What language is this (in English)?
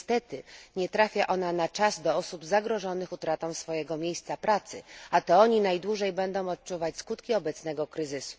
Polish